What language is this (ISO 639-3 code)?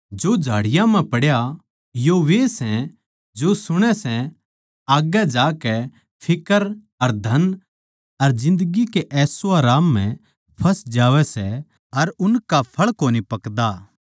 bgc